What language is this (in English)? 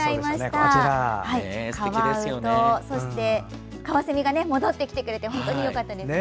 Japanese